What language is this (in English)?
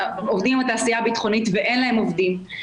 Hebrew